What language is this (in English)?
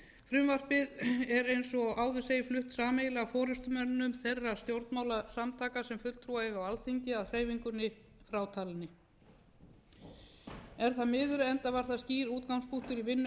Icelandic